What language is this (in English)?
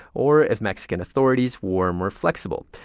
English